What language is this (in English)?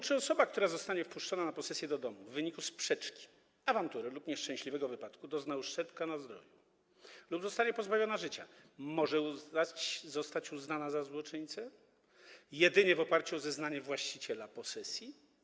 Polish